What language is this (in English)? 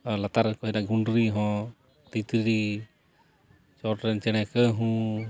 Santali